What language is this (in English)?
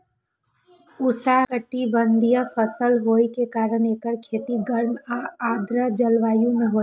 Maithili